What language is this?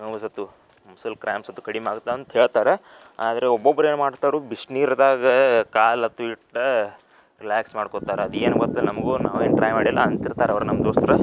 Kannada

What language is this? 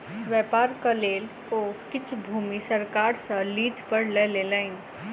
Maithili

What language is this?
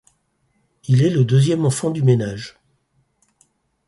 French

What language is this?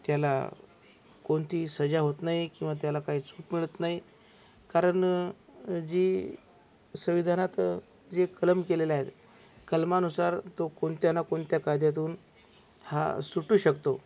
Marathi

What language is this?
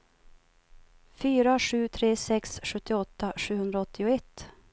Swedish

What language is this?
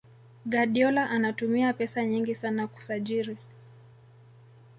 Swahili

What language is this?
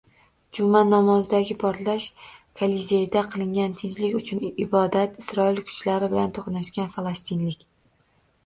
Uzbek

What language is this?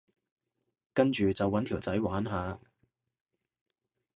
Cantonese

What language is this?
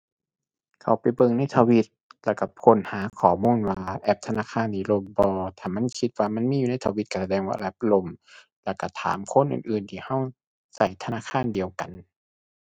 Thai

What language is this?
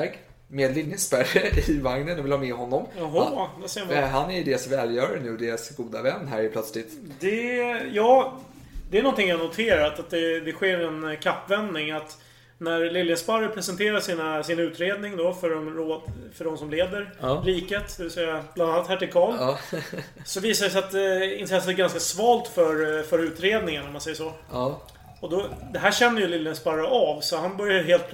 Swedish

